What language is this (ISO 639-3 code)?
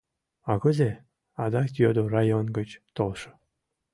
chm